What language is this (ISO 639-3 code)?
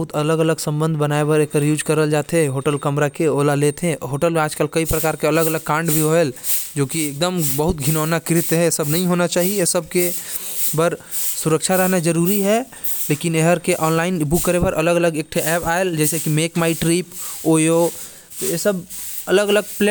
kfp